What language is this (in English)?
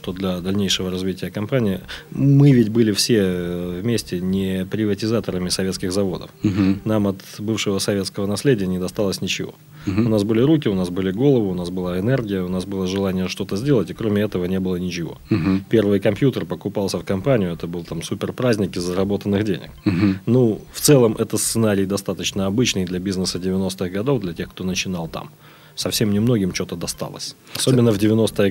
Russian